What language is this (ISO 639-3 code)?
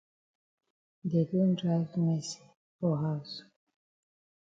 wes